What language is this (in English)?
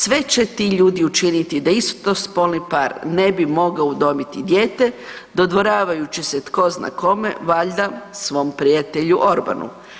Croatian